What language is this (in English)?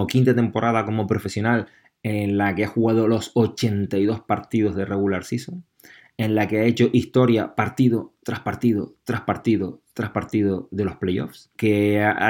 Spanish